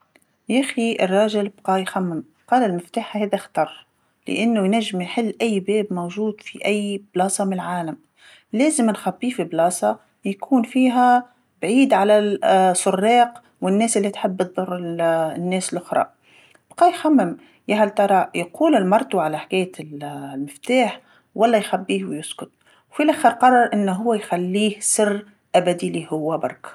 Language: Tunisian Arabic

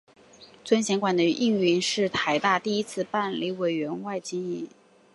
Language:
Chinese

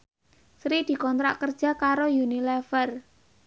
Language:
Javanese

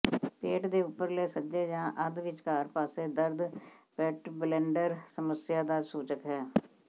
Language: Punjabi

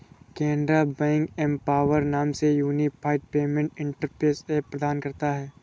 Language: Hindi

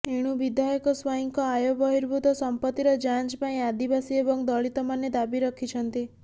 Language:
Odia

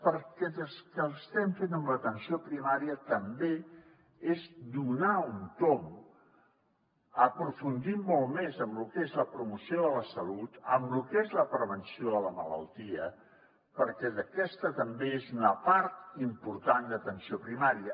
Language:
Catalan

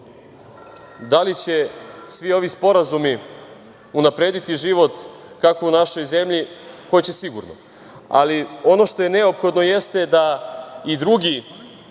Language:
Serbian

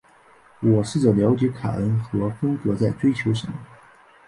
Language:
Chinese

